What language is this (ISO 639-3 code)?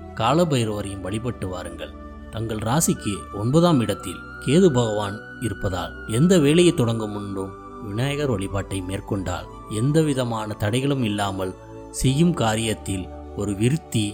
tam